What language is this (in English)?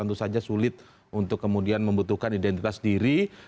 Indonesian